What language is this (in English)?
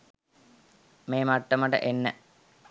Sinhala